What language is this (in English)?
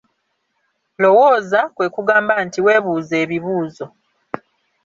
Ganda